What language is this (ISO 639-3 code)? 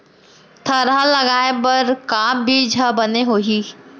hne